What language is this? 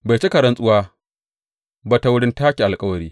Hausa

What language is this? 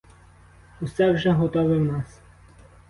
Ukrainian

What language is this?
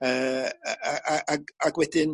Welsh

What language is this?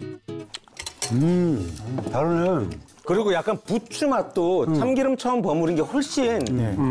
Korean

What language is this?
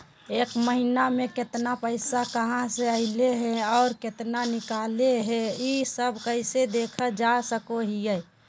Magahi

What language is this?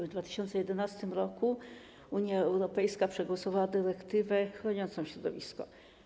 Polish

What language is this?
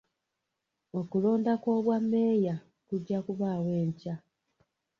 Ganda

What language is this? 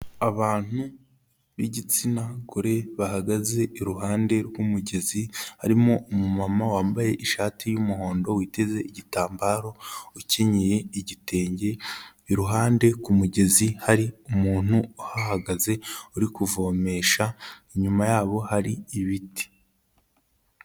Kinyarwanda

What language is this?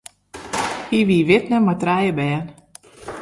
Western Frisian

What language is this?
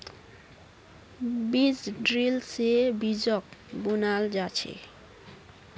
Magahi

